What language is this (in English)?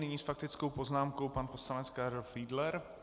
Czech